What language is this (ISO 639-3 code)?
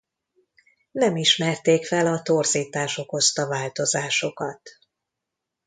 hun